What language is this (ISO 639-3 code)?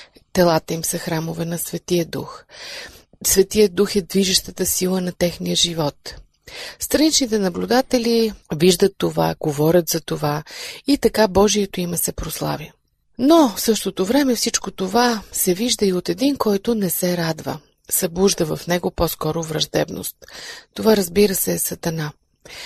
bul